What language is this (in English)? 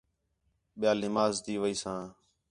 Khetrani